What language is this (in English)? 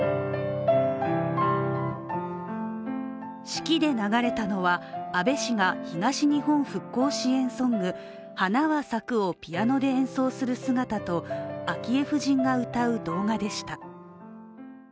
Japanese